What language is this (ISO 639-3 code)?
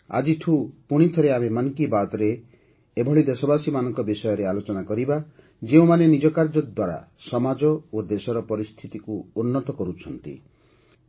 ori